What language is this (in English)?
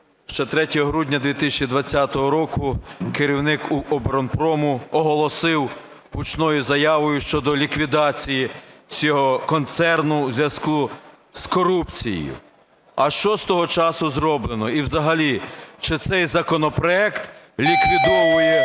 Ukrainian